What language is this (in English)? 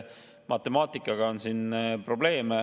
Estonian